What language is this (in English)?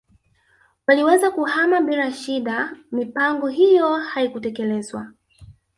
Swahili